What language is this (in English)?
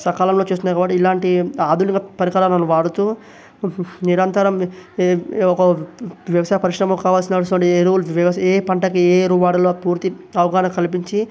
Telugu